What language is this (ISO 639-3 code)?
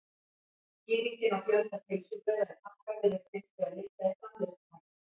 isl